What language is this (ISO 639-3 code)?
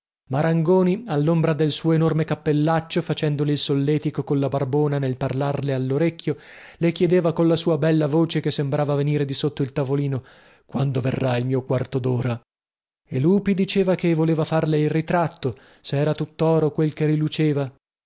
ita